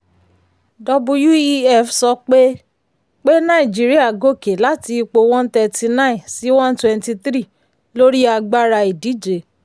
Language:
Yoruba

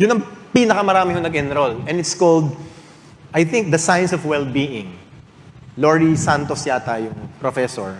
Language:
Filipino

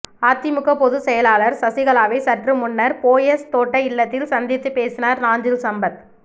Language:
Tamil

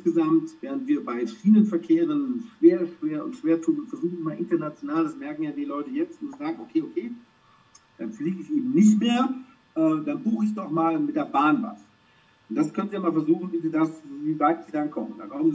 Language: German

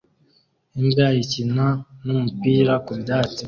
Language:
Kinyarwanda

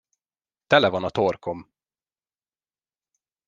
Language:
Hungarian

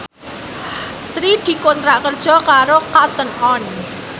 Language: Javanese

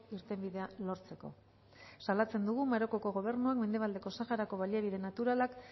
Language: Basque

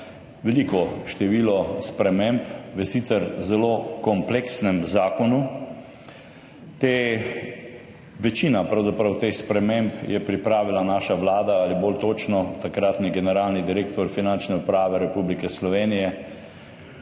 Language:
Slovenian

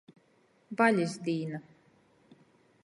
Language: Latgalian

